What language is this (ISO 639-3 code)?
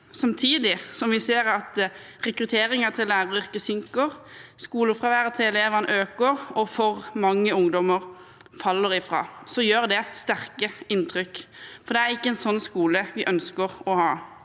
nor